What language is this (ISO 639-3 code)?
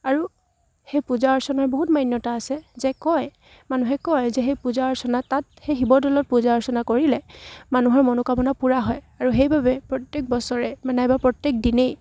asm